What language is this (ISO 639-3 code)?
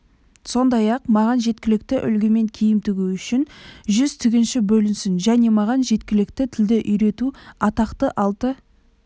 kaz